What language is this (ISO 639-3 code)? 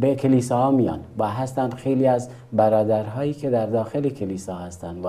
fas